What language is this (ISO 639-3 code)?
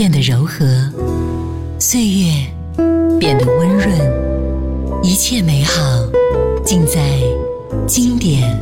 zho